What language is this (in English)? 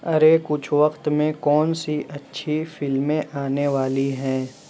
Urdu